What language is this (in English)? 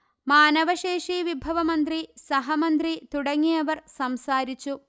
Malayalam